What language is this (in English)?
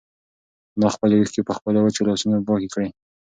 Pashto